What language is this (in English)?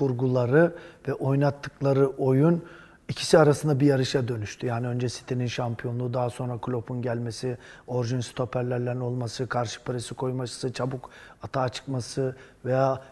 Turkish